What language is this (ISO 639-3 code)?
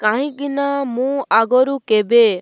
ori